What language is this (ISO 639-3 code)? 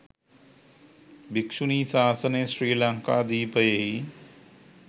sin